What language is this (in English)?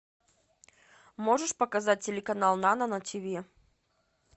Russian